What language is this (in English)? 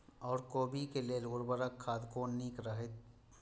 Maithili